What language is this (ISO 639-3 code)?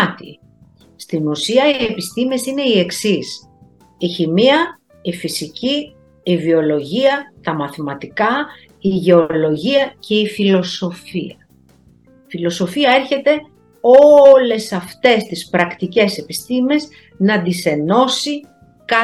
ell